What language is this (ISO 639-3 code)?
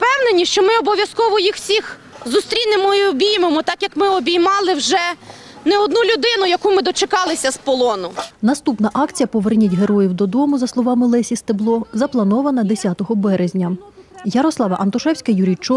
ukr